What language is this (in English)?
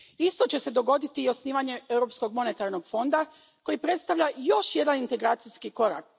Croatian